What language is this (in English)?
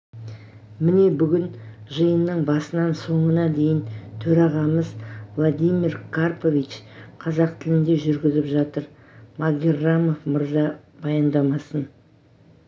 Kazakh